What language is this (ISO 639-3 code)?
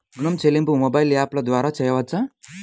tel